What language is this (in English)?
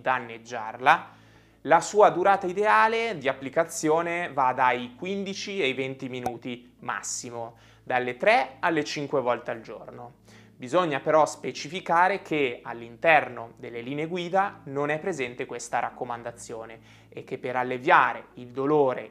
Italian